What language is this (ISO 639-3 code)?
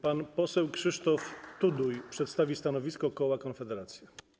pol